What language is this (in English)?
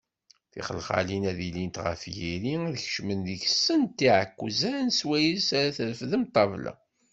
Kabyle